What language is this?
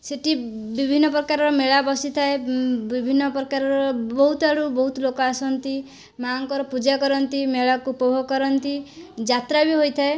Odia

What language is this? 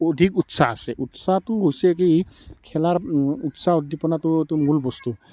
Assamese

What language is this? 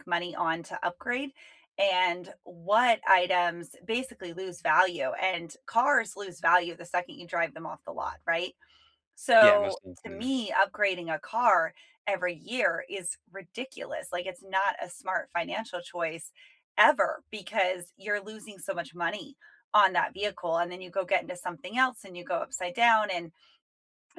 English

